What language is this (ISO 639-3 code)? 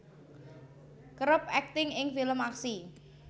jav